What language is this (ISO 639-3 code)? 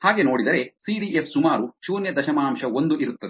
kan